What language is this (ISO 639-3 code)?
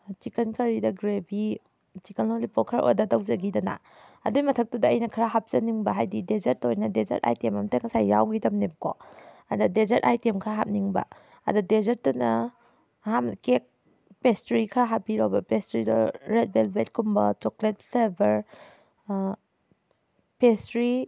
mni